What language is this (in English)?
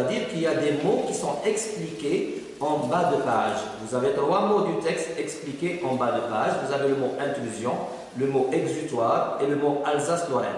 French